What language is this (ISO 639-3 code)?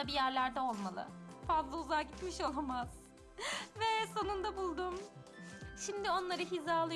tur